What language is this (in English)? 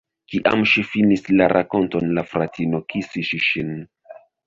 Esperanto